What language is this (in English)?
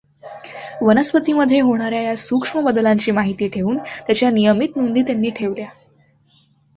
Marathi